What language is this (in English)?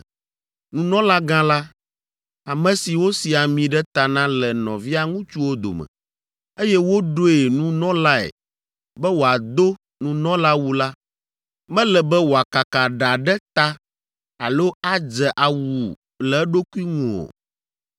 Ewe